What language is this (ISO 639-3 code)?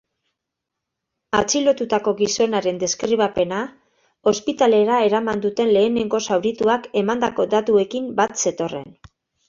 eus